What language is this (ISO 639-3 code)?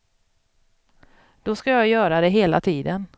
swe